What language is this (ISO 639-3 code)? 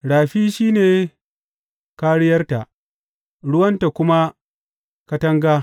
hau